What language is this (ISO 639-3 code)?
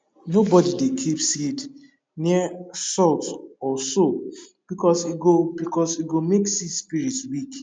pcm